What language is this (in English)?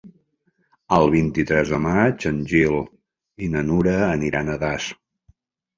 Catalan